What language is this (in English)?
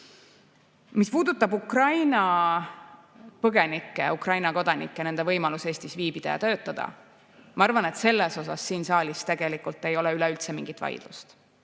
Estonian